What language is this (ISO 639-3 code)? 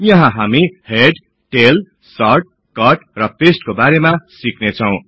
nep